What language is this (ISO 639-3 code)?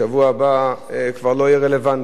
heb